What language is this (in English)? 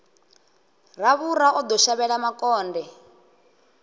Venda